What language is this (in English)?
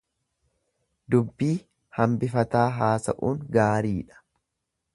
Oromo